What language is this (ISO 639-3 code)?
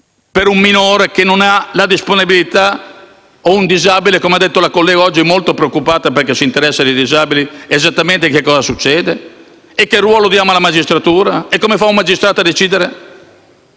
ita